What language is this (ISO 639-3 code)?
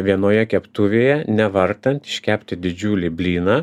lit